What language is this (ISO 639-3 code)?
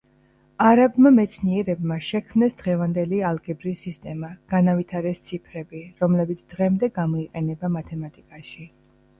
kat